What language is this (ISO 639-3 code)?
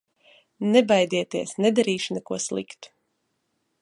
lav